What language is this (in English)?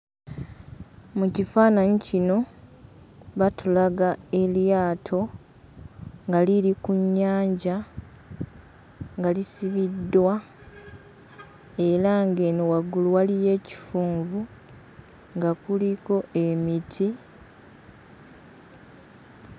Ganda